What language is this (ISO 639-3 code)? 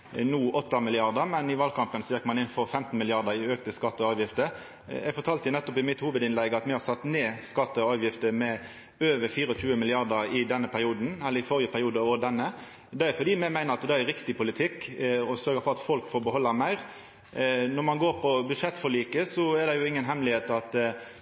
nno